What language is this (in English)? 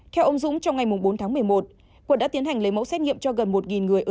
Vietnamese